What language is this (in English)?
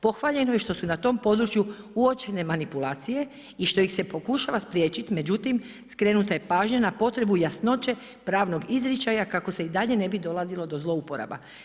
Croatian